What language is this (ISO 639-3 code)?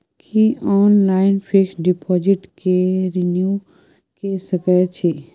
mai